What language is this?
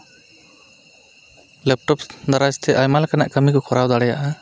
Santali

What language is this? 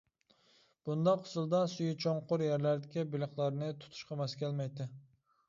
Uyghur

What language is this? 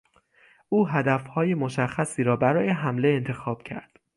Persian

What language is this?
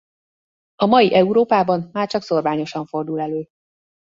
Hungarian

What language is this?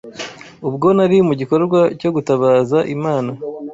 Kinyarwanda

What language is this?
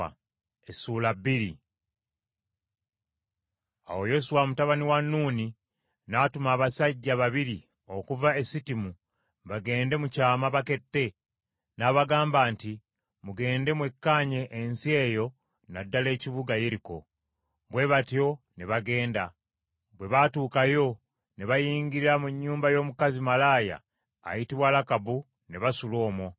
Ganda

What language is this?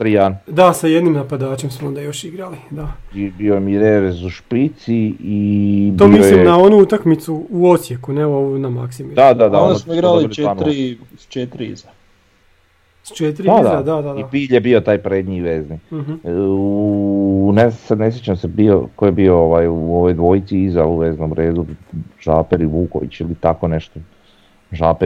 Croatian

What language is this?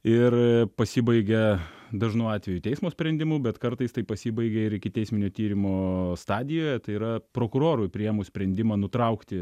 Lithuanian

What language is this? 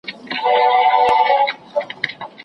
Pashto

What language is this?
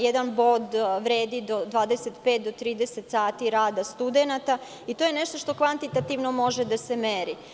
Serbian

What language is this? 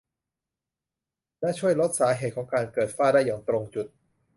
Thai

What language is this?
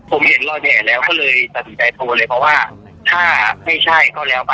Thai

